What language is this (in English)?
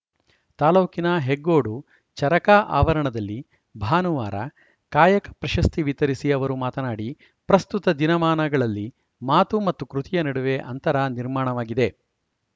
Kannada